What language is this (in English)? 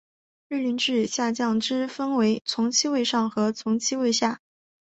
Chinese